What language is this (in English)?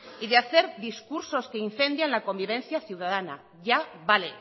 Spanish